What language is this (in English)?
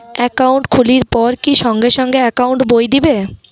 Bangla